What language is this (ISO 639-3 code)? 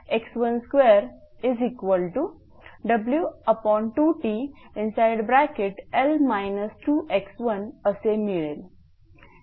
mar